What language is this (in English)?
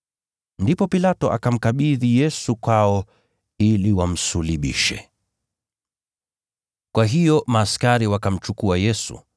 Swahili